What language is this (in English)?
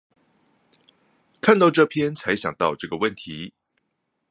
Chinese